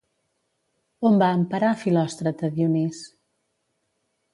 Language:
Catalan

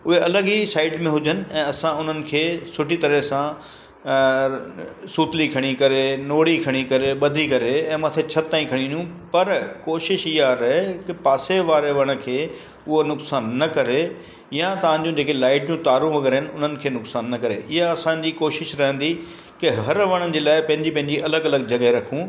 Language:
Sindhi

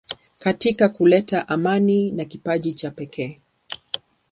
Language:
Swahili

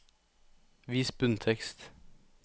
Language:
Norwegian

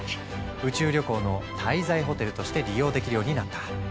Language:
Japanese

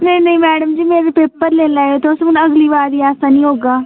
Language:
Dogri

